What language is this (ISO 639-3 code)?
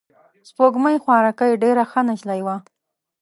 pus